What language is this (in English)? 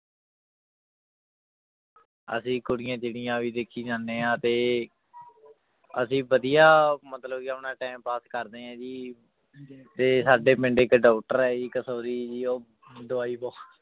Punjabi